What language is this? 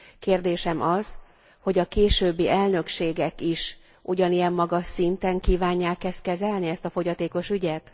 Hungarian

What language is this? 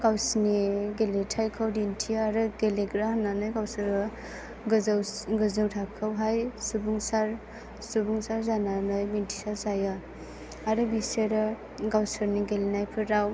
Bodo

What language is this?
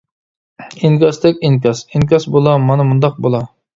Uyghur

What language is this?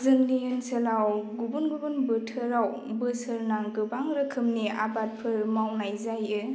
Bodo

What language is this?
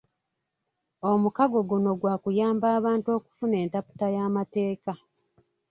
Ganda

